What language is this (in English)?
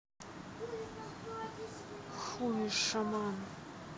Russian